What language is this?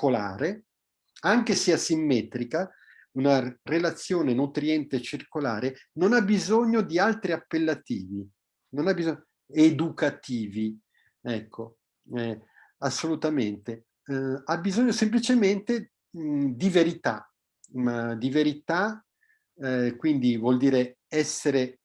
Italian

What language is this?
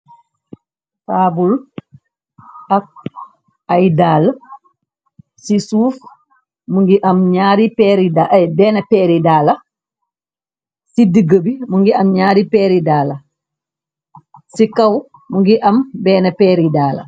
Wolof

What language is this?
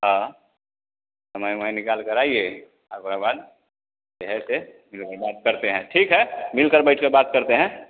Hindi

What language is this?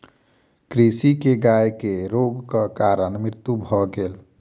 Maithili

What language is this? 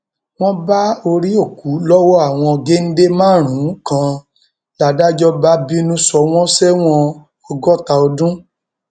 Yoruba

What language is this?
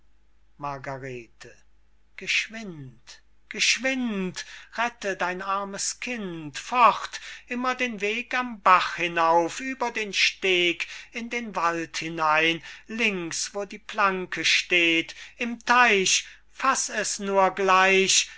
German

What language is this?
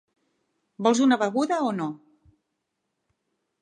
Catalan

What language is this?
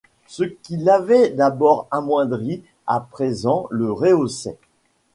French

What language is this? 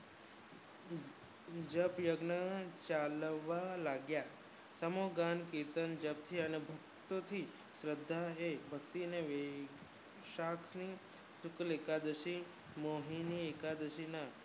Gujarati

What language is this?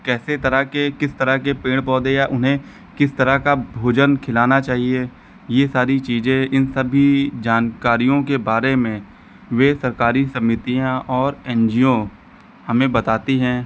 Hindi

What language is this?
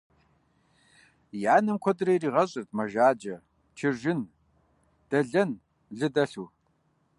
Kabardian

